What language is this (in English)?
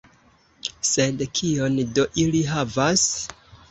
Esperanto